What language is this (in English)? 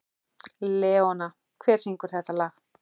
Icelandic